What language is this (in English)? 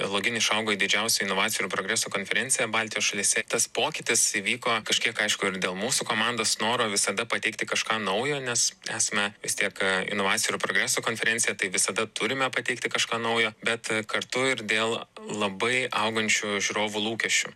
Lithuanian